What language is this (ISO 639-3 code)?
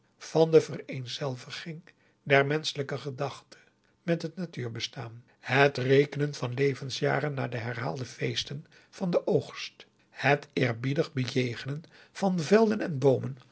nld